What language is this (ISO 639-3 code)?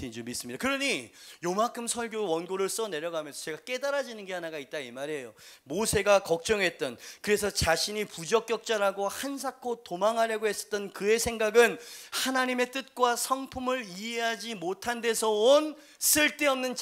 kor